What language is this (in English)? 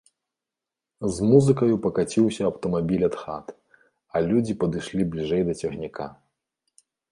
Belarusian